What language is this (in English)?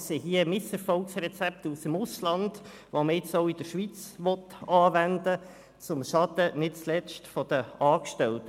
Swiss German